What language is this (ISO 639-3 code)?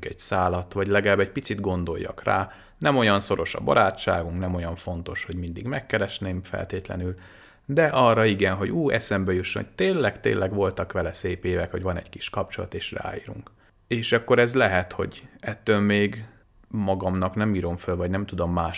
hun